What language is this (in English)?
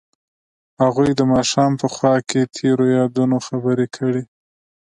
Pashto